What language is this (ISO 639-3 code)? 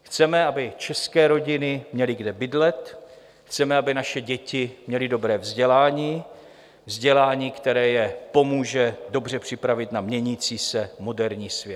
ces